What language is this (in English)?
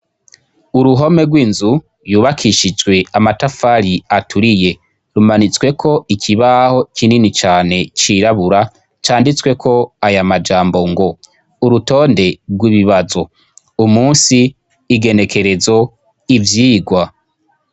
Rundi